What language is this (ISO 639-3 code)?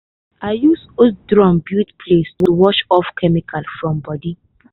pcm